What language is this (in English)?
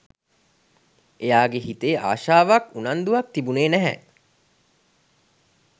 Sinhala